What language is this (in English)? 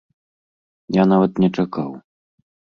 Belarusian